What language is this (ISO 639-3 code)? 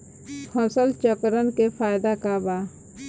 bho